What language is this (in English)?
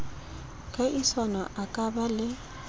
Southern Sotho